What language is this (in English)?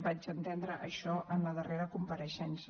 Catalan